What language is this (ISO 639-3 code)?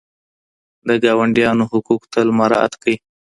pus